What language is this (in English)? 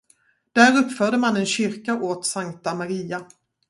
Swedish